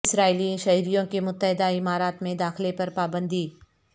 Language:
Urdu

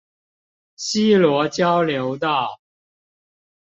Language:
Chinese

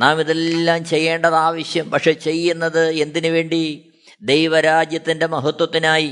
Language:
Malayalam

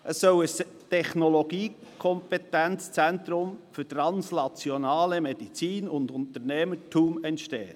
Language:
Swiss German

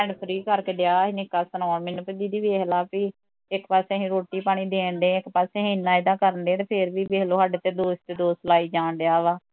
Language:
Punjabi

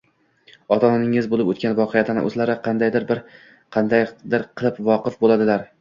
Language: Uzbek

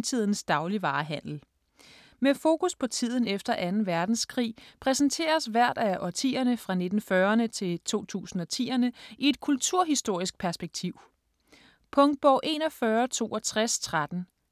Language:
Danish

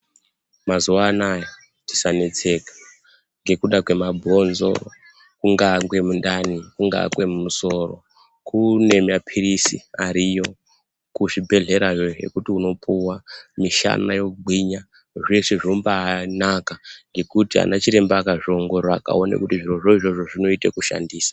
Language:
Ndau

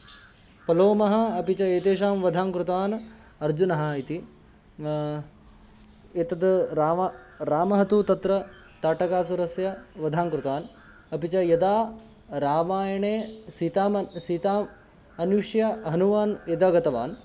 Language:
Sanskrit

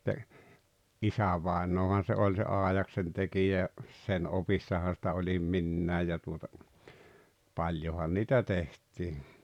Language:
Finnish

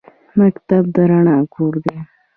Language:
Pashto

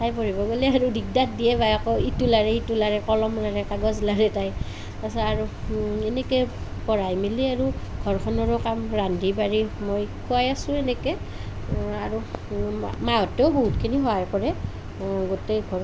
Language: Assamese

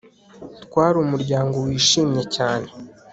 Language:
Kinyarwanda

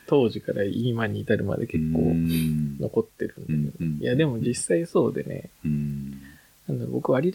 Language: Japanese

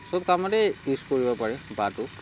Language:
Assamese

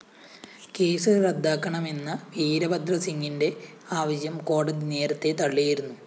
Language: Malayalam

